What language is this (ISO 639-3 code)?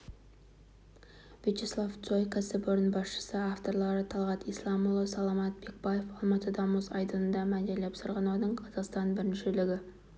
kaz